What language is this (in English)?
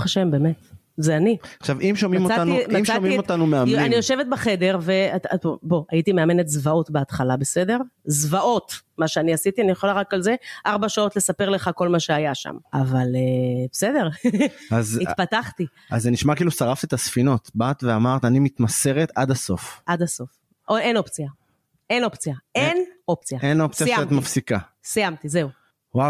Hebrew